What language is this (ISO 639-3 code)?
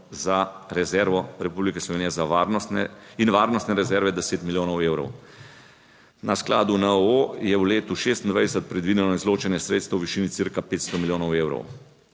slv